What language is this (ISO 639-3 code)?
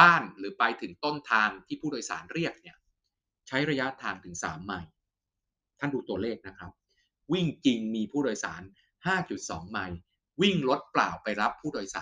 tha